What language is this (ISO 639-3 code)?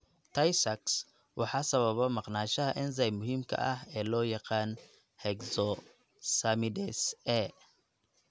som